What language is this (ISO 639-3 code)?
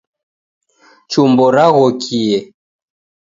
dav